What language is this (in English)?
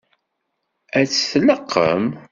Kabyle